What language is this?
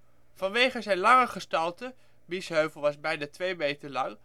Dutch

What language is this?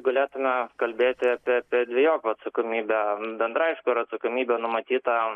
Lithuanian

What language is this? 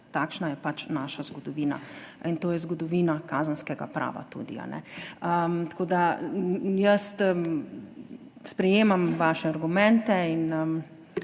Slovenian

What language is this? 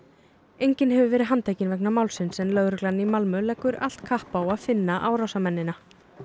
Icelandic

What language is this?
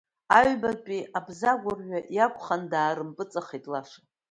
Abkhazian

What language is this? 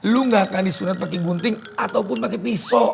Indonesian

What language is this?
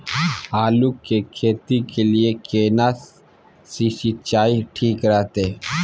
Maithili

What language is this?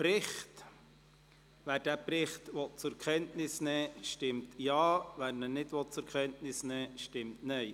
Swiss German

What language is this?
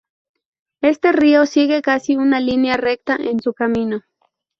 Spanish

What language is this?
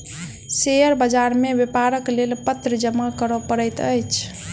Maithili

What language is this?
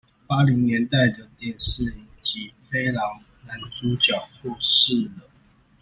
Chinese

